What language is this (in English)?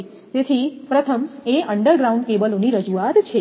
Gujarati